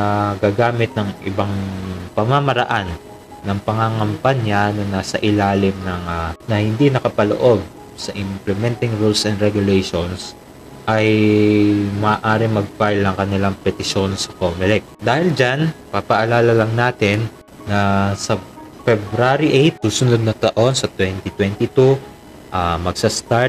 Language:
Filipino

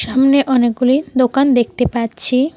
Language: Bangla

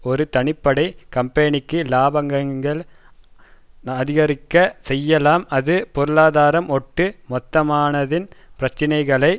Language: Tamil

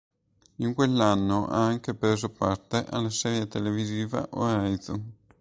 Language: Italian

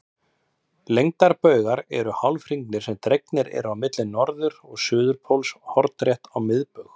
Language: Icelandic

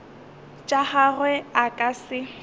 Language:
Northern Sotho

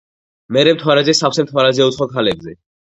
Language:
Georgian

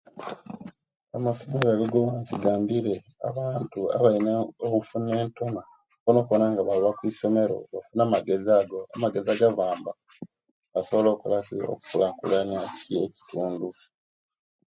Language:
Kenyi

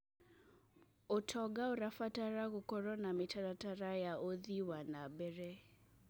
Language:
Kikuyu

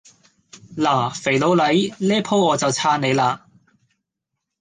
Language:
Cantonese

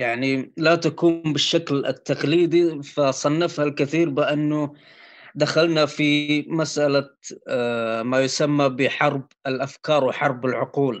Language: Arabic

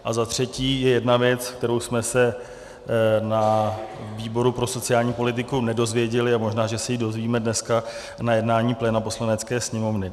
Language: Czech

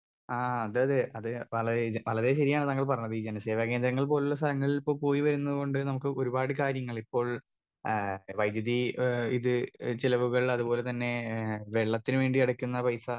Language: Malayalam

